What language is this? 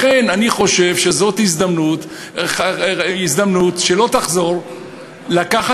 Hebrew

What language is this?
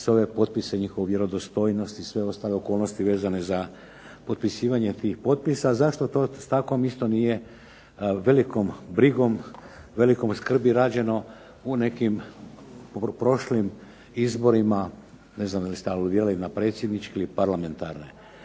Croatian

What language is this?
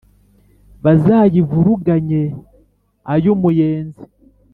Kinyarwanda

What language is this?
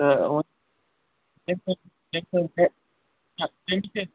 Kashmiri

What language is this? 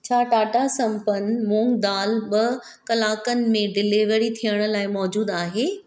Sindhi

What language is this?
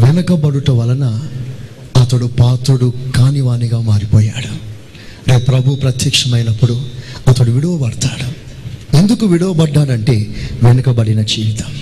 Telugu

